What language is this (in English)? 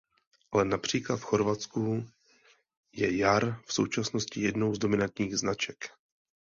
Czech